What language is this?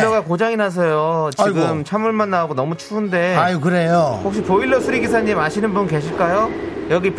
Korean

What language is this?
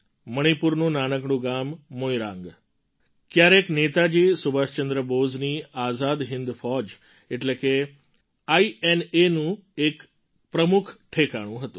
Gujarati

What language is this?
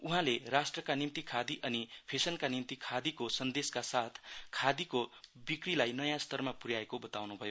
Nepali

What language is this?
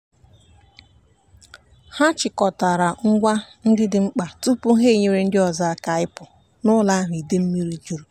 Igbo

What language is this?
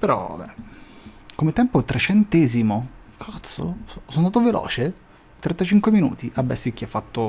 Italian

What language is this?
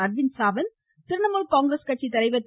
Tamil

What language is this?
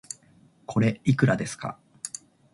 Japanese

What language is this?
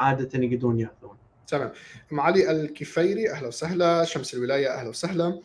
Arabic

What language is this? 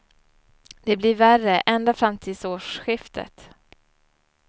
Swedish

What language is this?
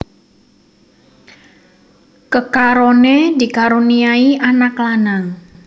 Javanese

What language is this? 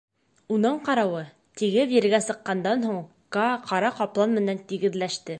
Bashkir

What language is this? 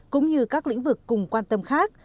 Vietnamese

